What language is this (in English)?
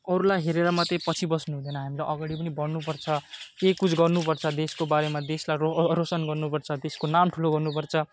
Nepali